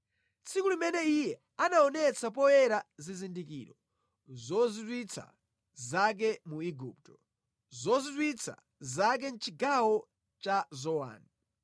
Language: Nyanja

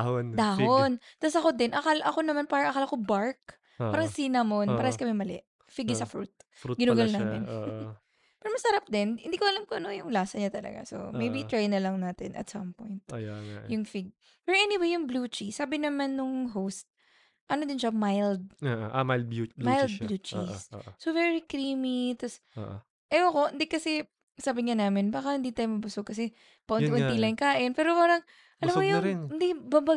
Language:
Filipino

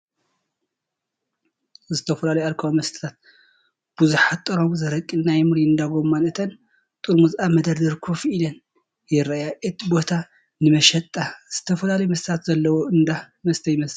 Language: Tigrinya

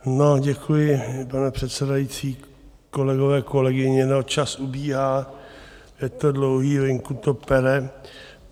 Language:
Czech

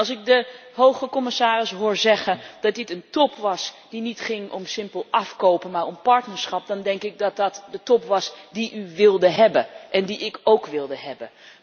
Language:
Dutch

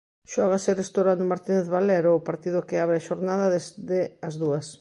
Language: Galician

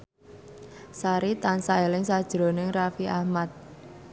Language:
Javanese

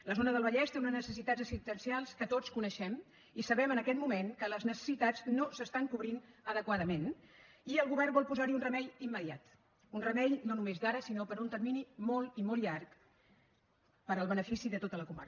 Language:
Catalan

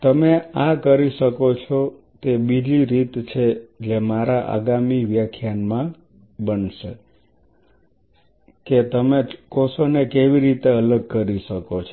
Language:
Gujarati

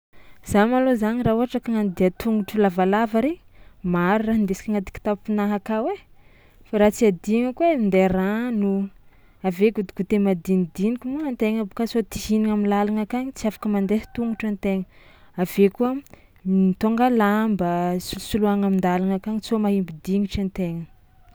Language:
Tsimihety Malagasy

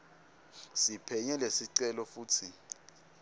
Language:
Swati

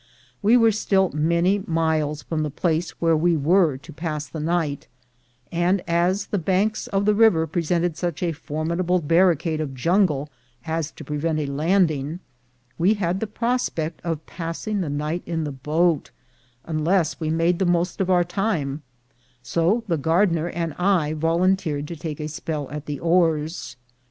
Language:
English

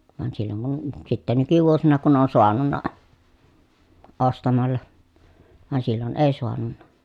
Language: Finnish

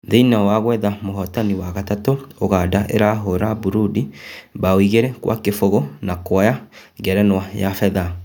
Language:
Kikuyu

